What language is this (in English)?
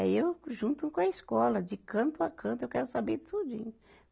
Portuguese